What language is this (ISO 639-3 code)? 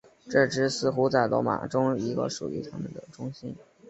zho